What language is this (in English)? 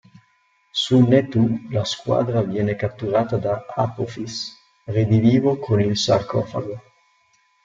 Italian